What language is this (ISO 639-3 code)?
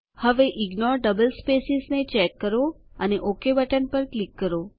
guj